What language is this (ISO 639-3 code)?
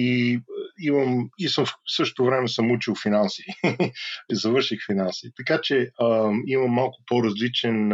bul